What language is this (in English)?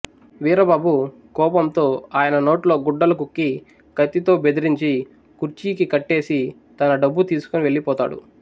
Telugu